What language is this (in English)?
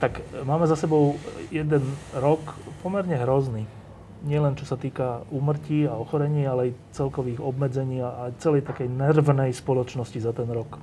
Slovak